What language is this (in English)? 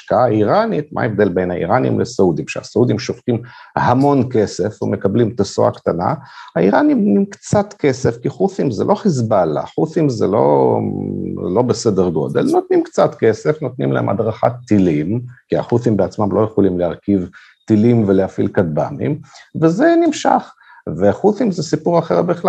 Hebrew